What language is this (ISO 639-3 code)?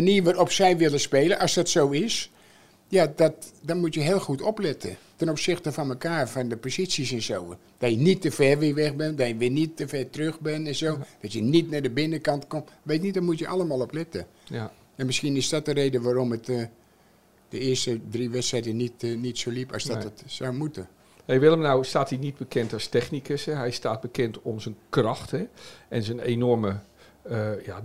nld